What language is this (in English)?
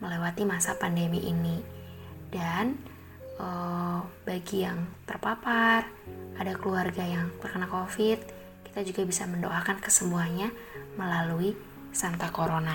Indonesian